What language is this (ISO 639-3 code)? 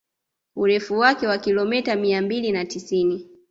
swa